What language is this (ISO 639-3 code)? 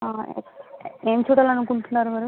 tel